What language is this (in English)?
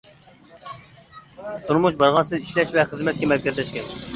Uyghur